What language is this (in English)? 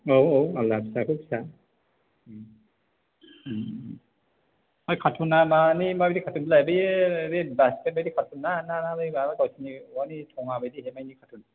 Bodo